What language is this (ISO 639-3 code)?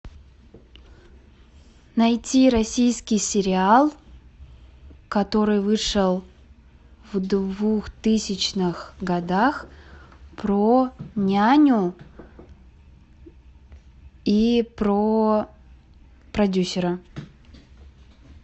rus